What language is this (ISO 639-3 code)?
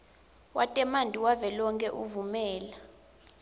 ssw